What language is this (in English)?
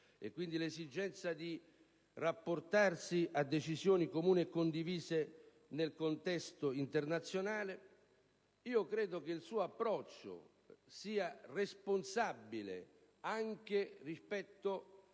Italian